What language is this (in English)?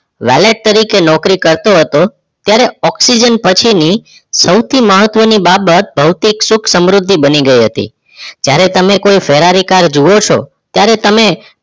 Gujarati